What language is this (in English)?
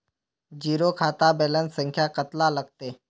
Magahi